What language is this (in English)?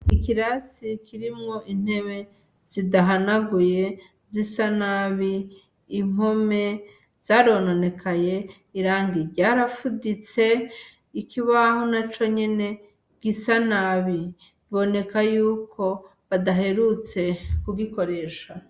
Rundi